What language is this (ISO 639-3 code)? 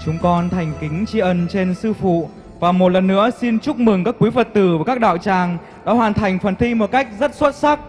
vie